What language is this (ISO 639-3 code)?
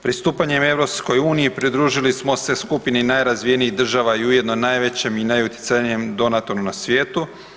hrv